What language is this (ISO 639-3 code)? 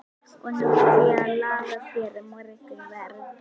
isl